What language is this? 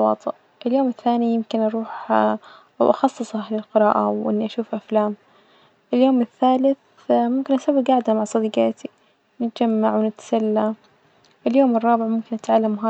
Najdi Arabic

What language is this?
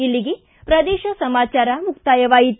Kannada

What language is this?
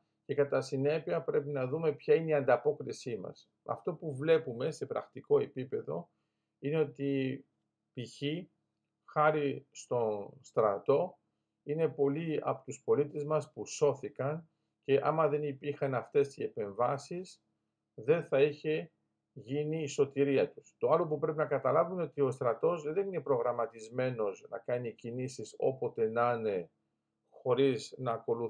Greek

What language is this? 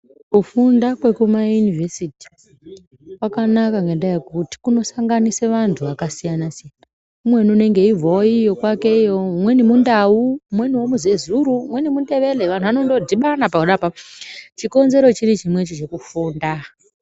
Ndau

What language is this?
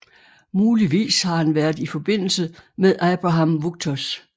Danish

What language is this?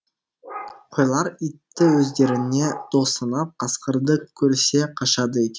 Kazakh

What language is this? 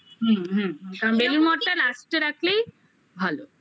Bangla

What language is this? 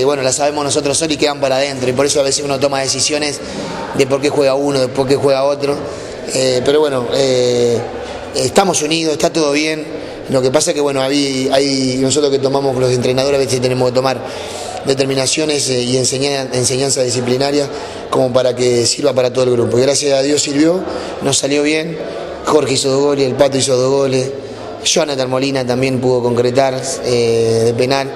Spanish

